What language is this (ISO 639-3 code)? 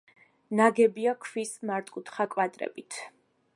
kat